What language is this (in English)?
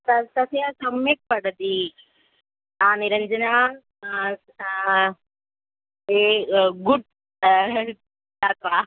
Sanskrit